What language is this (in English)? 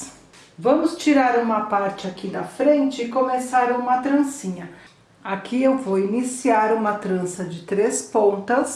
Portuguese